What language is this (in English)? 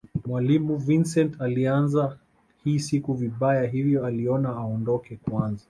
Swahili